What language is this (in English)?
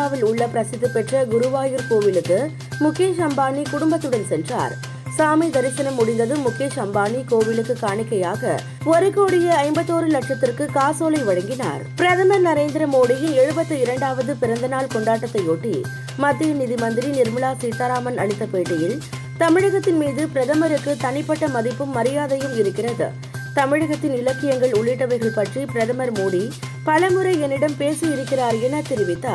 Tamil